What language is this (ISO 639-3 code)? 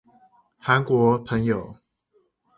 zho